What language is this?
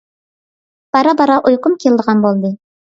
Uyghur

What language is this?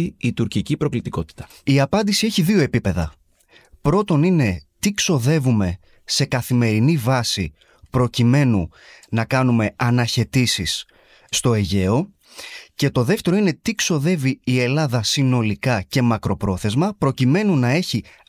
Greek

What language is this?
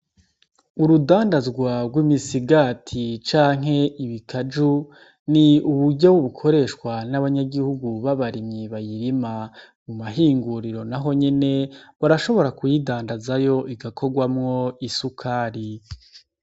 Rundi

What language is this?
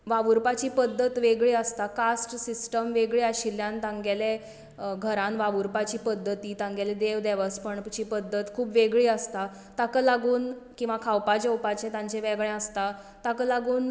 Konkani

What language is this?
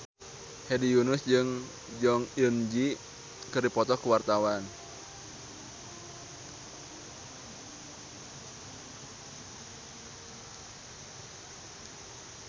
Sundanese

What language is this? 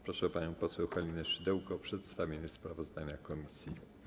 Polish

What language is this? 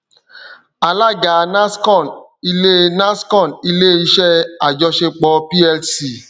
Yoruba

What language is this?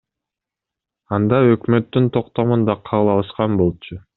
Kyrgyz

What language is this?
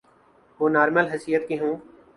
Urdu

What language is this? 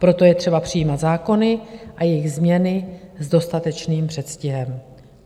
Czech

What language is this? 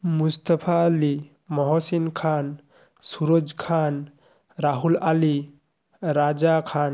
Bangla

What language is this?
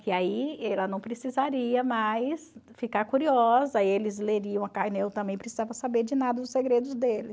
Portuguese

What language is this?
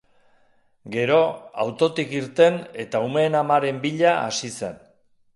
Basque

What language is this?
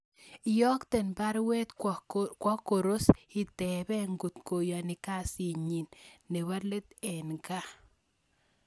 Kalenjin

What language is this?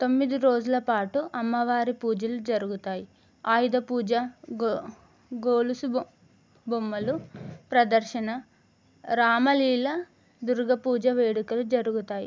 Telugu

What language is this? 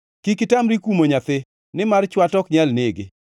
Luo (Kenya and Tanzania)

